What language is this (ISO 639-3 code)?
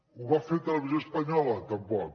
cat